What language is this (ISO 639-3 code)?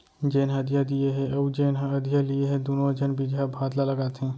hne